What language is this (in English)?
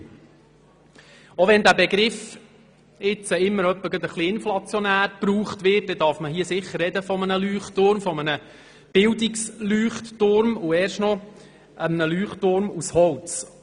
Swiss German